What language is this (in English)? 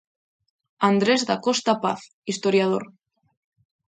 Galician